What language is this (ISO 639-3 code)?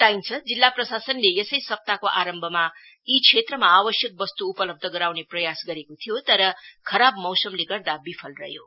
nep